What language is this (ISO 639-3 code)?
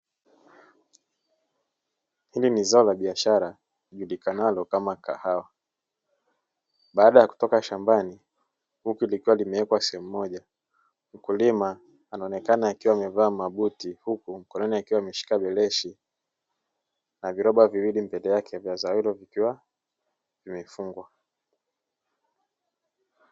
swa